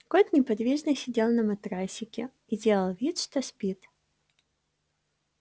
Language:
Russian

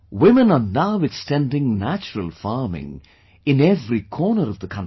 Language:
English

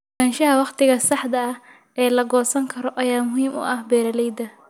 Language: Somali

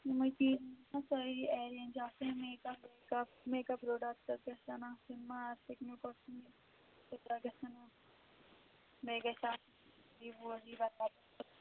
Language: Kashmiri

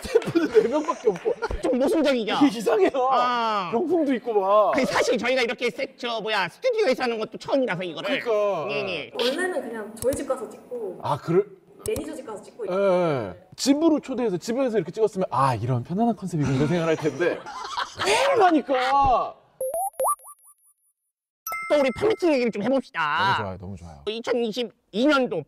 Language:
Korean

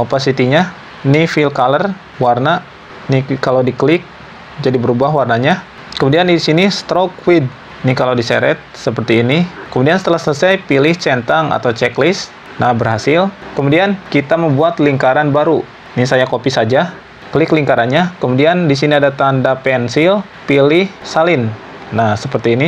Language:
Indonesian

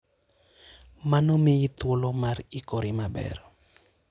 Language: Luo (Kenya and Tanzania)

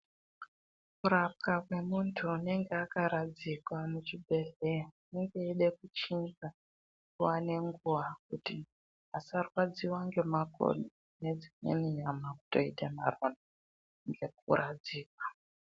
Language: Ndau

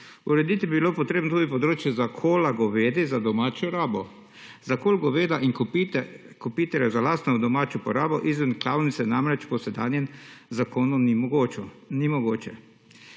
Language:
Slovenian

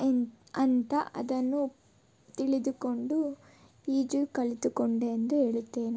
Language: Kannada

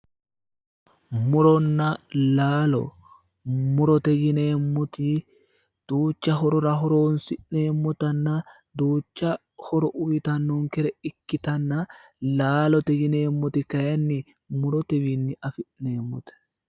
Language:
Sidamo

